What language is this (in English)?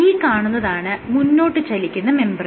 Malayalam